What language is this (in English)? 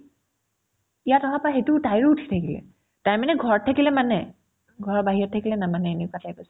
Assamese